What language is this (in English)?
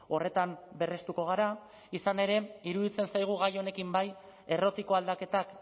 Basque